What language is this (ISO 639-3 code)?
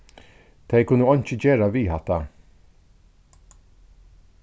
fao